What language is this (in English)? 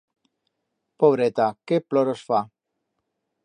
Aragonese